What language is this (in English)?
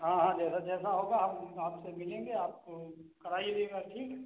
Hindi